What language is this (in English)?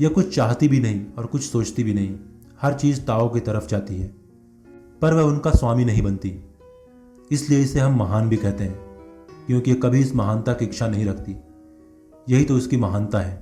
Hindi